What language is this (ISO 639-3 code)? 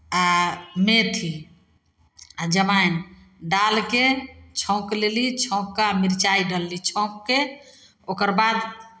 mai